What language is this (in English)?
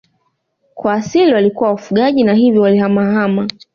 Swahili